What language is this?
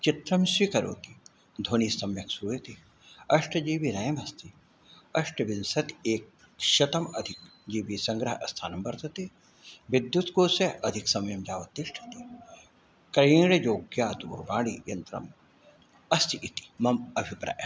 Sanskrit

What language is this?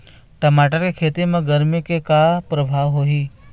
Chhattisgarhi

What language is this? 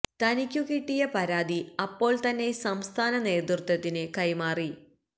Malayalam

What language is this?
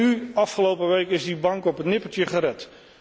Dutch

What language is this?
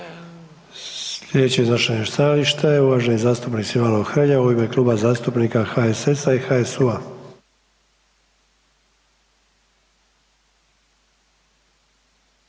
Croatian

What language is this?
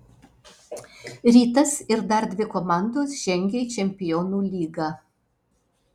Lithuanian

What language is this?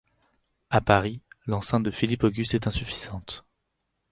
French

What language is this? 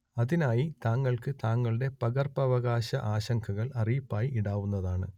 Malayalam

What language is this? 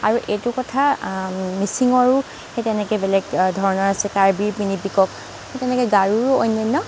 Assamese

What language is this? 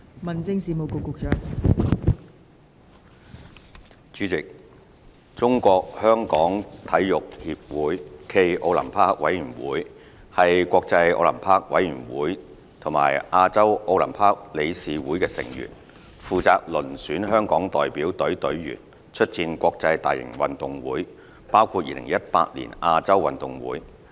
Cantonese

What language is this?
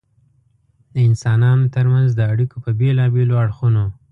Pashto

